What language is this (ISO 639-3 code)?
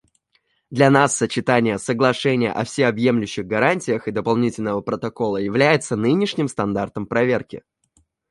rus